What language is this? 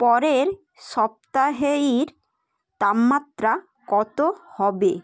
Bangla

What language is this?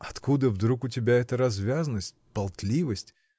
Russian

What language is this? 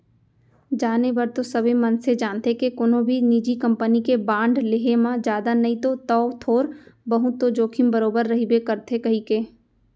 Chhattisgarhi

